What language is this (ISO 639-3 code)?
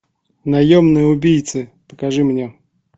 rus